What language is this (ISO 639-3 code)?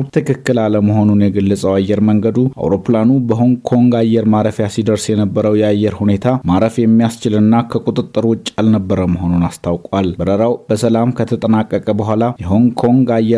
amh